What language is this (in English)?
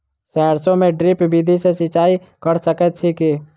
Maithili